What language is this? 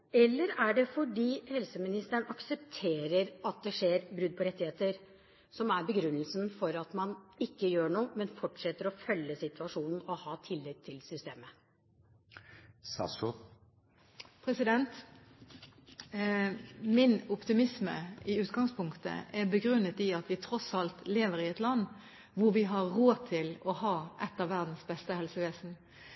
Norwegian Bokmål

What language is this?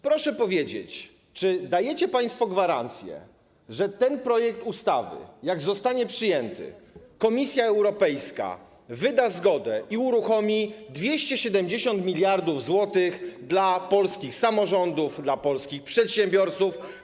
Polish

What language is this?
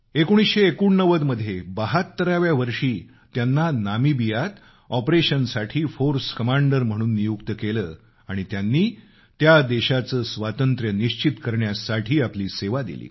Marathi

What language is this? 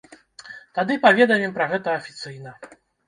Belarusian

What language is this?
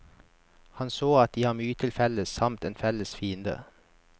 Norwegian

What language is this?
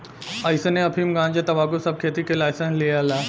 Bhojpuri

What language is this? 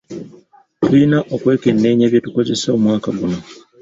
Ganda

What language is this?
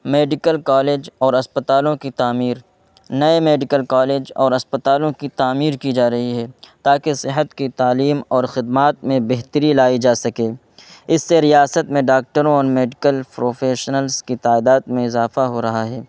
Urdu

